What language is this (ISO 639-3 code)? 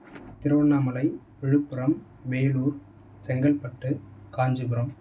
tam